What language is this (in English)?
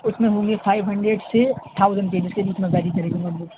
Urdu